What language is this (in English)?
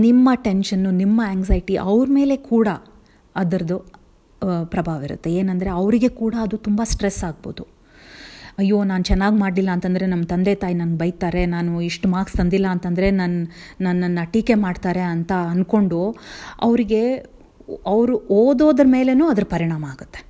Telugu